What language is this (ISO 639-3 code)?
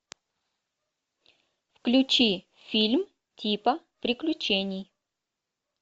rus